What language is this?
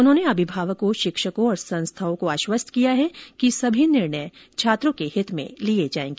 Hindi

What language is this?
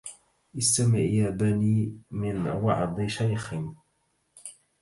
Arabic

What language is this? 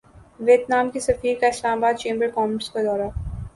Urdu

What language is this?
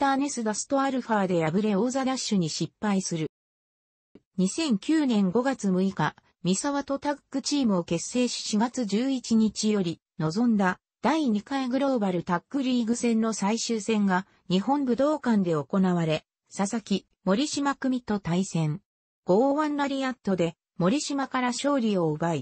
Japanese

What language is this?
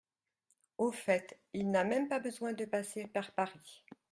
French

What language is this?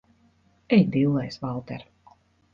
Latvian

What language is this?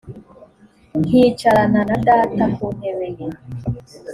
Kinyarwanda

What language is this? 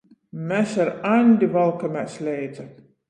Latgalian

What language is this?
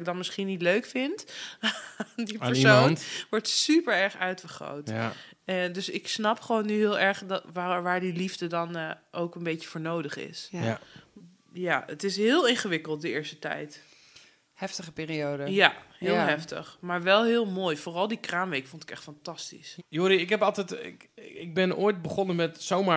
Dutch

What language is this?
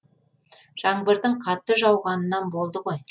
Kazakh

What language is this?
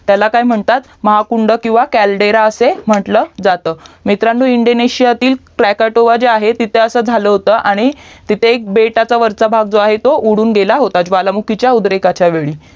Marathi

